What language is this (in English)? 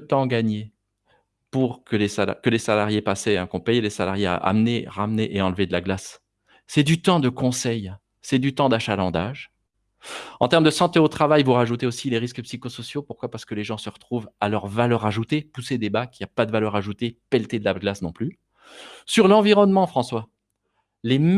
French